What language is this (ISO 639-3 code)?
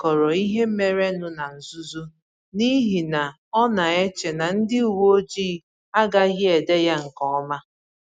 ibo